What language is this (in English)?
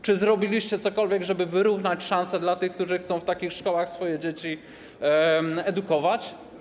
Polish